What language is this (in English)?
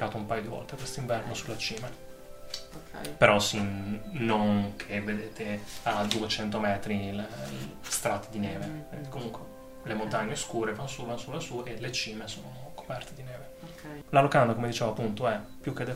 Italian